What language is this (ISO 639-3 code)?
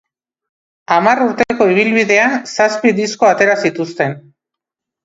eus